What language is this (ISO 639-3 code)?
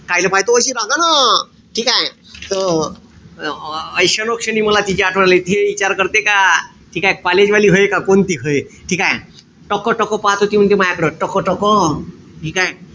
mar